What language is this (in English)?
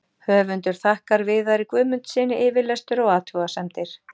Icelandic